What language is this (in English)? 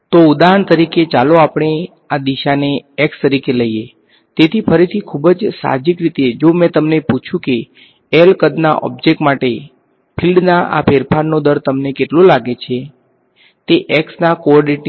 Gujarati